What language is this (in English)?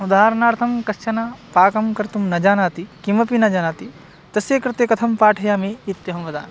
Sanskrit